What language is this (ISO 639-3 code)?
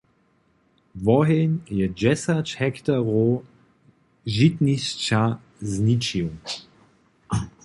hsb